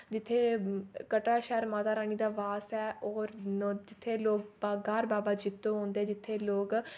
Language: Dogri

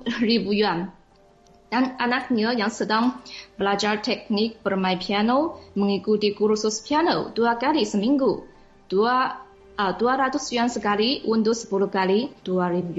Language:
Malay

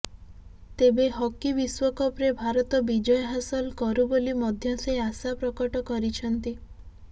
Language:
Odia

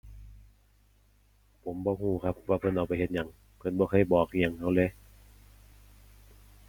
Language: Thai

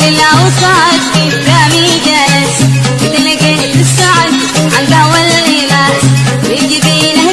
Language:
Arabic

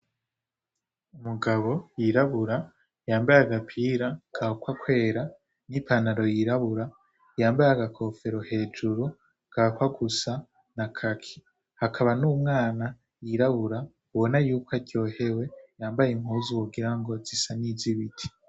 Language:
Rundi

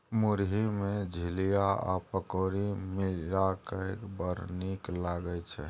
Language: Maithili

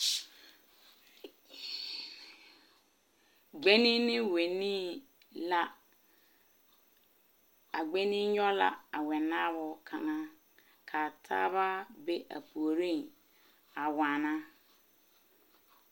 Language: Southern Dagaare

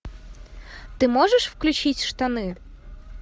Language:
Russian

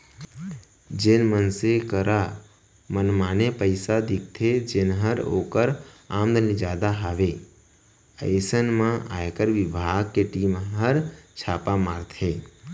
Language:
Chhattisgarhi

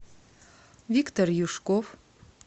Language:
Russian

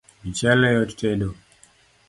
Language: Luo (Kenya and Tanzania)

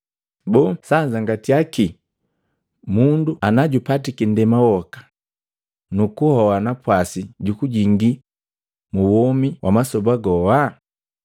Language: Matengo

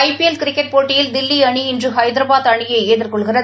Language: Tamil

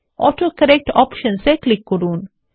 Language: Bangla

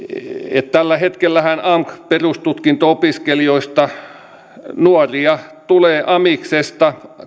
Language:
Finnish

